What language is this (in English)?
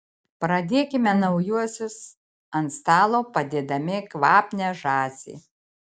Lithuanian